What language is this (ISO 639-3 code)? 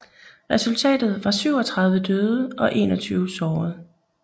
dan